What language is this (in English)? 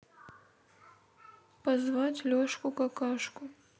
Russian